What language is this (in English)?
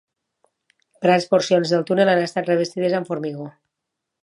Catalan